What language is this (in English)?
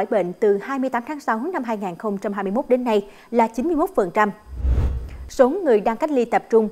Vietnamese